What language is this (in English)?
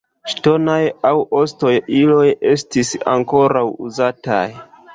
Esperanto